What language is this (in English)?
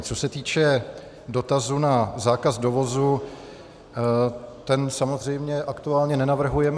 Czech